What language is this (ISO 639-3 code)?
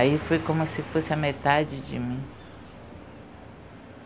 por